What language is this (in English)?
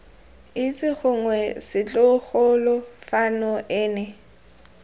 Tswana